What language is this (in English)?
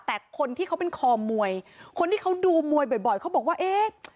Thai